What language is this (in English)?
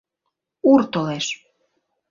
Mari